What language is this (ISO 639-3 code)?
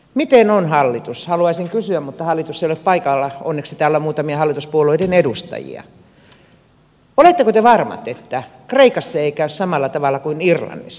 fin